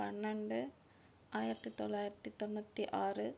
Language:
Tamil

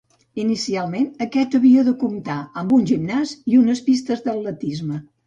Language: Catalan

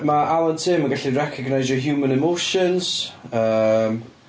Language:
Welsh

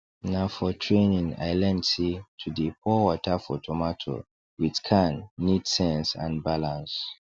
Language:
Nigerian Pidgin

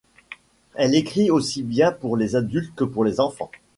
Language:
French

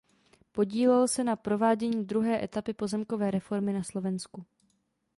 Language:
Czech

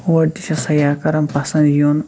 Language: Kashmiri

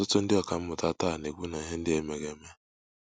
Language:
Igbo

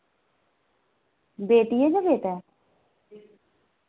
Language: Dogri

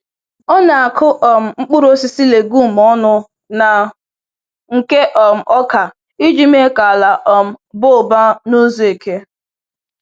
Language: Igbo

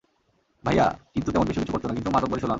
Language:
Bangla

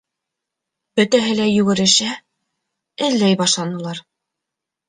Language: Bashkir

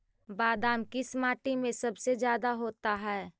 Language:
Magahi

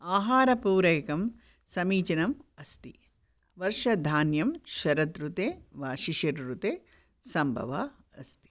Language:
Sanskrit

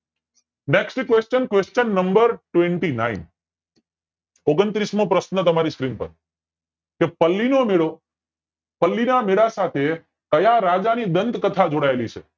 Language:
Gujarati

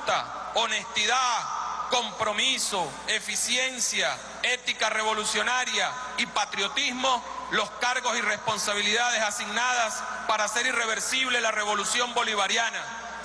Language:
Spanish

